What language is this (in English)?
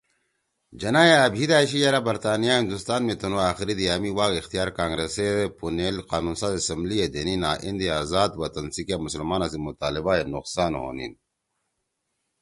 Torwali